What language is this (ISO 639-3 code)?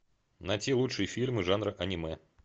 rus